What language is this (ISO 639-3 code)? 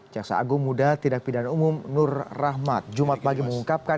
ind